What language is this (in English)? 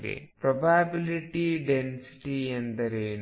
Kannada